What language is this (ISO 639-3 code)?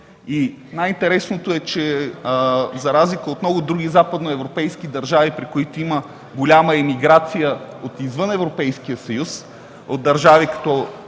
bul